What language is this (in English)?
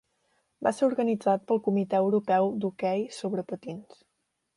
Catalan